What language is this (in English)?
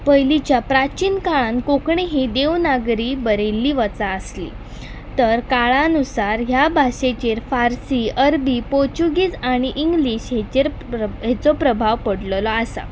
Konkani